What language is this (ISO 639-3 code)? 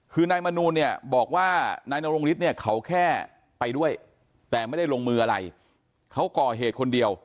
tha